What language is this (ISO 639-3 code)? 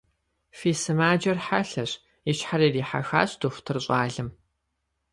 kbd